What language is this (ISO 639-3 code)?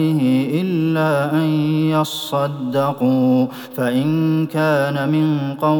ara